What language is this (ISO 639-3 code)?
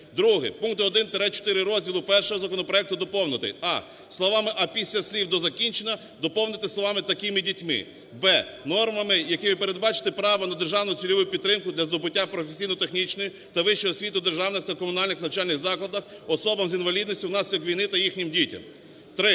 ukr